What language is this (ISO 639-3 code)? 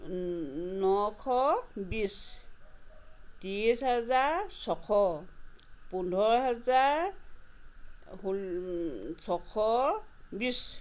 asm